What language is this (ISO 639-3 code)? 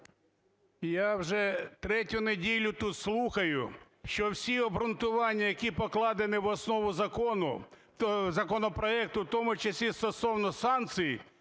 ukr